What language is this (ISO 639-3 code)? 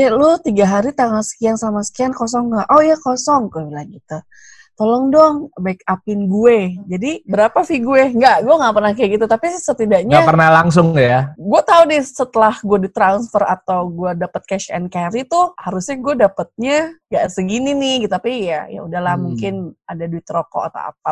ind